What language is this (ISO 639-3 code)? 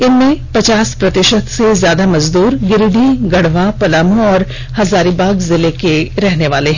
hin